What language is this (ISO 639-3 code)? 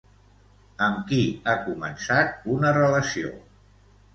cat